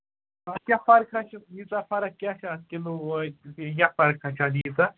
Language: Kashmiri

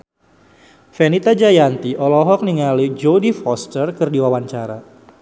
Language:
Sundanese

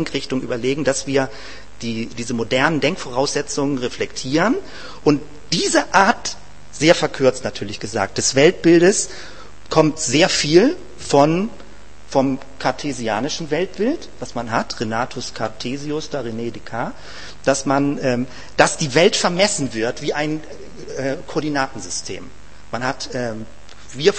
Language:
German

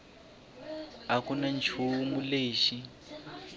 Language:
Tsonga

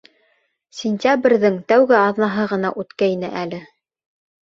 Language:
Bashkir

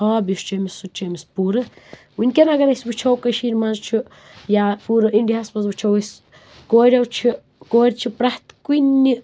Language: Kashmiri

